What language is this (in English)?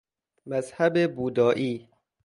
Persian